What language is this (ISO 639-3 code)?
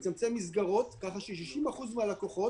heb